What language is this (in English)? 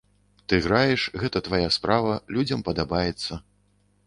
Belarusian